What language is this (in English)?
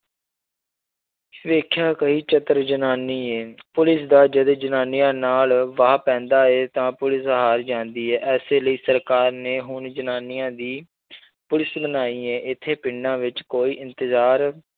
Punjabi